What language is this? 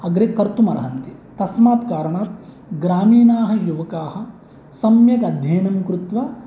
Sanskrit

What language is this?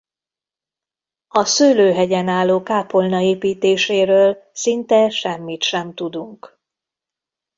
Hungarian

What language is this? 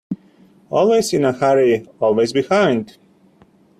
English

